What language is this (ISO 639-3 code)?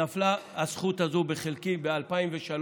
heb